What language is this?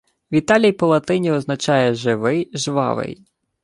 Ukrainian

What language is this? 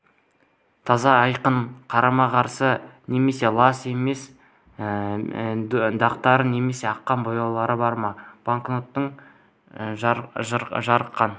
Kazakh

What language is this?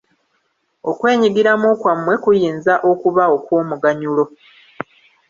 Ganda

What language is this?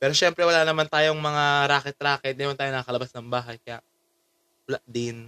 Filipino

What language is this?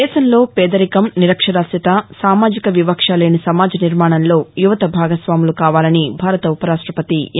Telugu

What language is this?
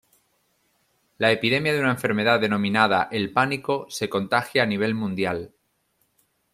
Spanish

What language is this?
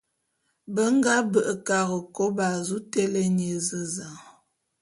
Bulu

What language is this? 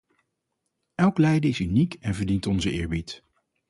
Dutch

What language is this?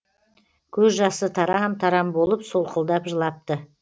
Kazakh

